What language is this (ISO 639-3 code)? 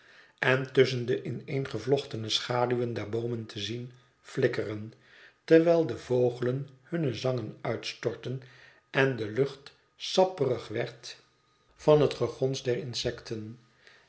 nld